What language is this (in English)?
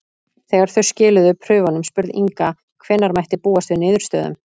Icelandic